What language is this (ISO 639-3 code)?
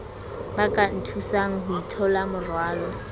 sot